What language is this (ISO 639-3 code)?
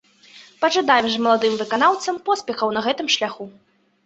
bel